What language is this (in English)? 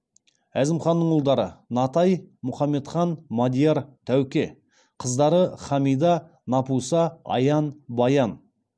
Kazakh